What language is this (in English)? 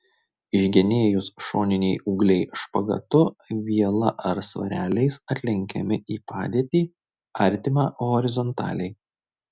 Lithuanian